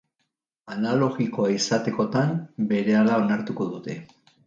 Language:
Basque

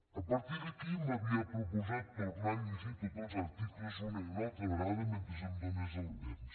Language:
Catalan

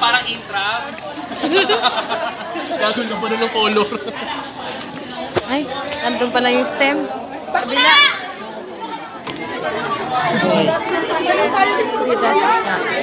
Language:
English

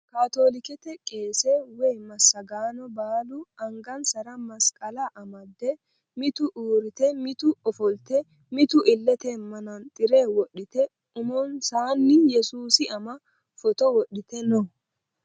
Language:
Sidamo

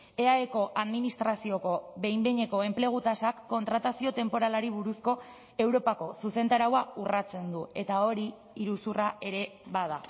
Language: Basque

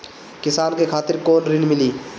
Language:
Bhojpuri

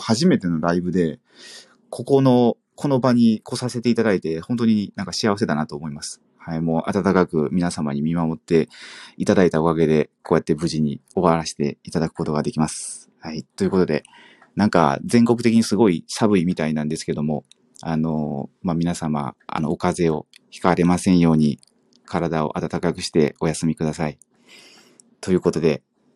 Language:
Japanese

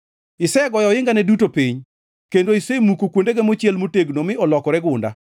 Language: Luo (Kenya and Tanzania)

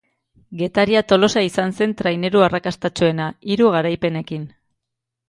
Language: Basque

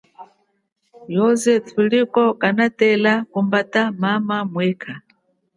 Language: Chokwe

